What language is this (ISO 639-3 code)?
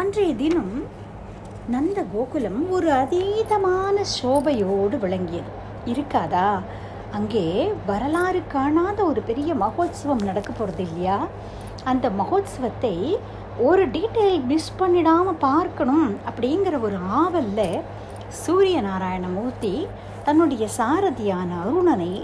tam